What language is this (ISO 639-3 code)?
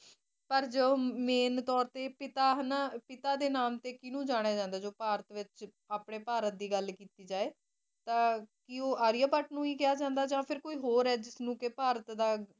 pan